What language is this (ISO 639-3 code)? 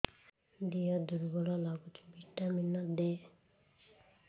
ori